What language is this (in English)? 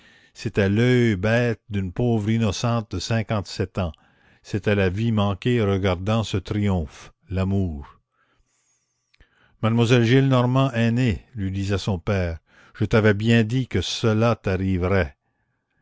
French